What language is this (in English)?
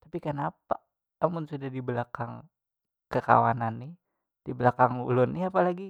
Banjar